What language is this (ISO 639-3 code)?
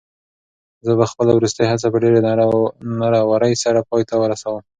pus